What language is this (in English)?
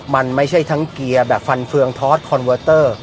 Thai